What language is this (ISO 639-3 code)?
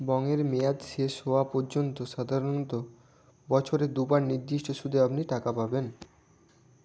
ben